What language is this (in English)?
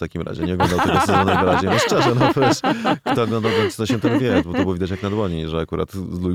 Polish